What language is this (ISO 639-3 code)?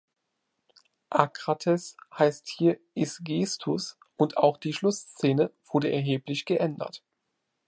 deu